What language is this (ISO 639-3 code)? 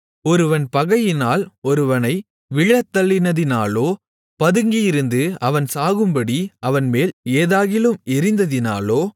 tam